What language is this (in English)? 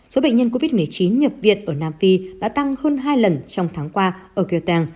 Vietnamese